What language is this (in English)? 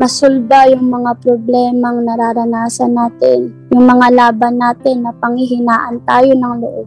Filipino